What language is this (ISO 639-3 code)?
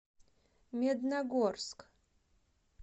rus